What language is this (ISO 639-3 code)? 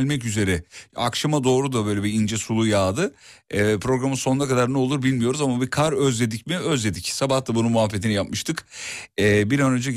tur